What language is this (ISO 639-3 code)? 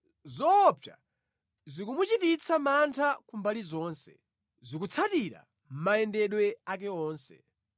nya